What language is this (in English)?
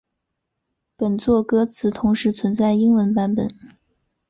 Chinese